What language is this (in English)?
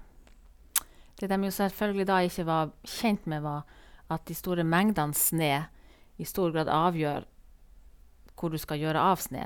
Norwegian